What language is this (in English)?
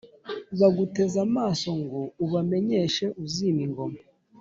Kinyarwanda